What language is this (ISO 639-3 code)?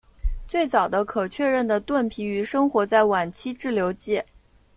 zho